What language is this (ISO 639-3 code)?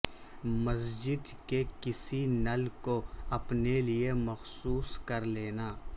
urd